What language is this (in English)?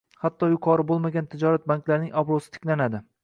Uzbek